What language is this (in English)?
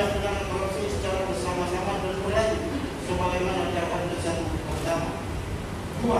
Indonesian